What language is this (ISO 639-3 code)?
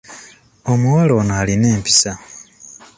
lug